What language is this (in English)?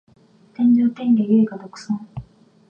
Japanese